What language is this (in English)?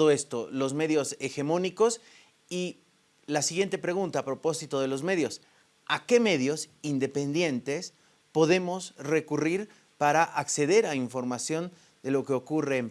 Spanish